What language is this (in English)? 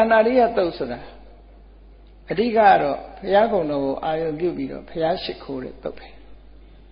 Vietnamese